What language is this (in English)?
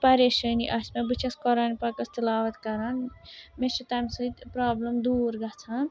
Kashmiri